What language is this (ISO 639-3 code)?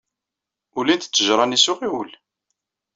kab